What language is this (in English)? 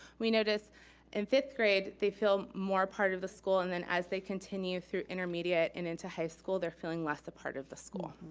English